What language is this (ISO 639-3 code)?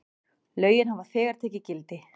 isl